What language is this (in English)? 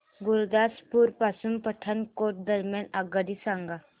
Marathi